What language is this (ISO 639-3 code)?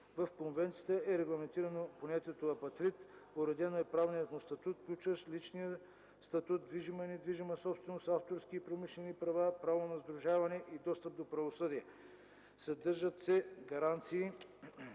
bul